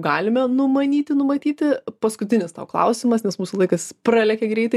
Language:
Lithuanian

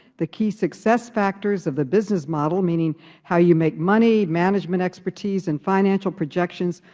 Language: English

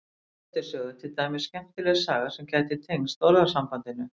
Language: Icelandic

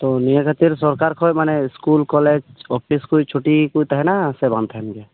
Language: Santali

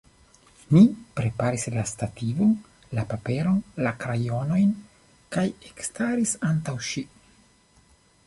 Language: Esperanto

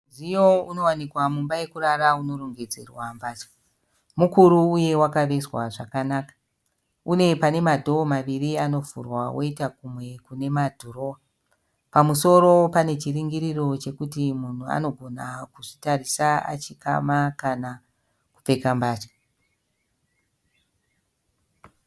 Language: Shona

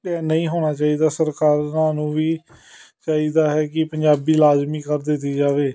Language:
Punjabi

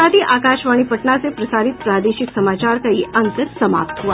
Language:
Hindi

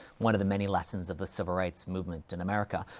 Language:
English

